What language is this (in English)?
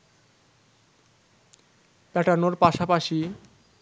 Bangla